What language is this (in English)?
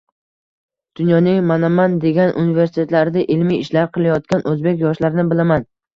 Uzbek